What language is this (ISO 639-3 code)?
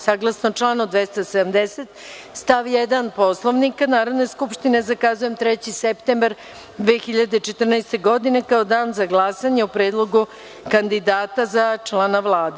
srp